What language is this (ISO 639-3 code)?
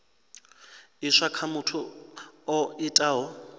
ven